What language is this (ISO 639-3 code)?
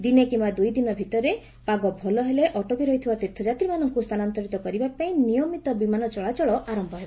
ori